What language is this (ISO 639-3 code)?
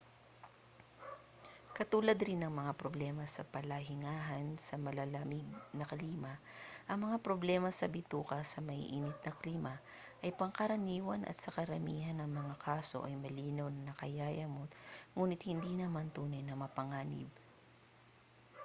fil